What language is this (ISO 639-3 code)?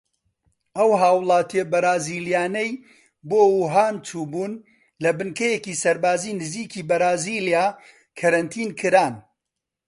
ckb